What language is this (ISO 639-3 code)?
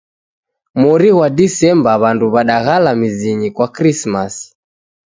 dav